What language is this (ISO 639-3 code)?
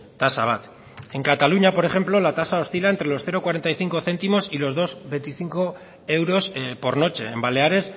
spa